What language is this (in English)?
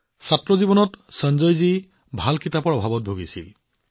Assamese